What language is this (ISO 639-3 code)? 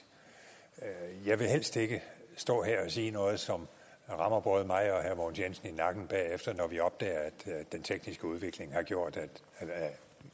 dan